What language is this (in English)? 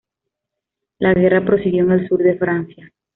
Spanish